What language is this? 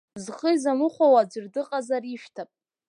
Abkhazian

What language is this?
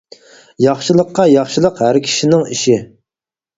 Uyghur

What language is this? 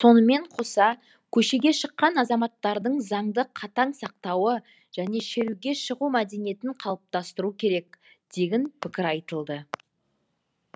Kazakh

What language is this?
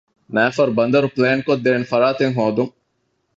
Divehi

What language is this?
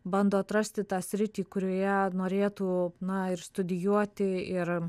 Lithuanian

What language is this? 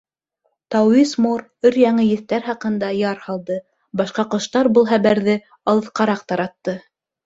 Bashkir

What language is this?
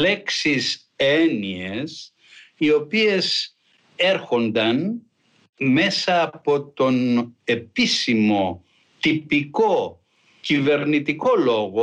Greek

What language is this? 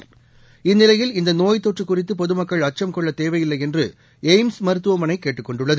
Tamil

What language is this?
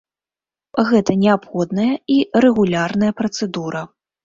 Belarusian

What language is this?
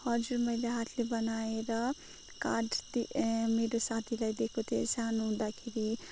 Nepali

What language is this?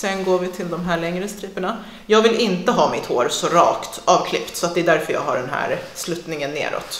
Swedish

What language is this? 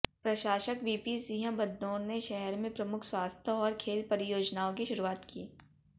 Hindi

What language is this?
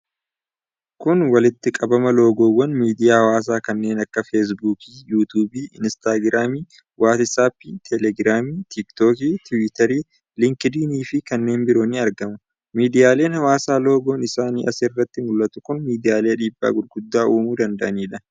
Oromo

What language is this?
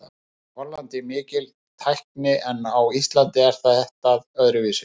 Icelandic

